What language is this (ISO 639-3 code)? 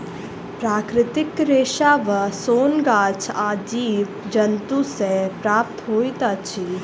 mai